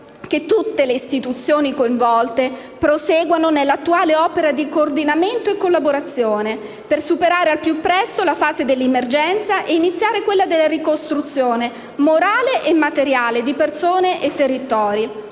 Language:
Italian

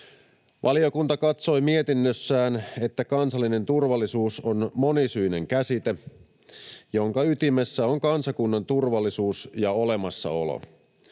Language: Finnish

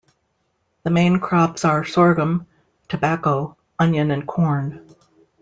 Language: English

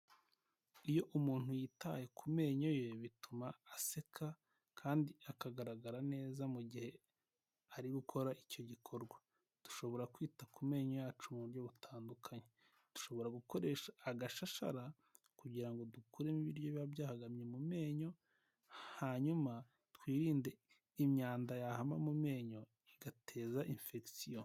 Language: Kinyarwanda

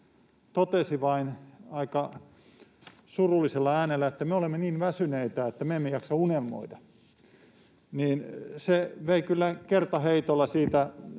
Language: Finnish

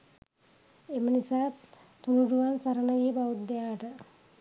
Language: Sinhala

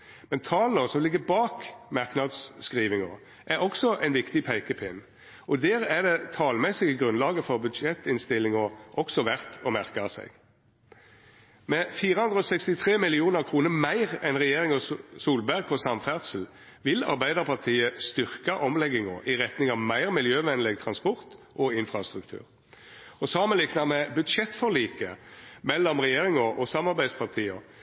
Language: Norwegian Nynorsk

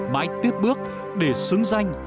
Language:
Vietnamese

